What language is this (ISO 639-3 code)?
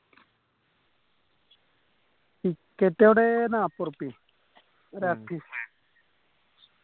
mal